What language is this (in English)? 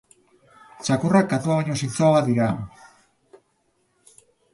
Basque